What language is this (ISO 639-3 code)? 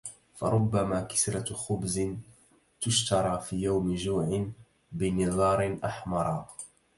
ara